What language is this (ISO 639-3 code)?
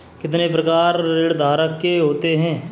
hin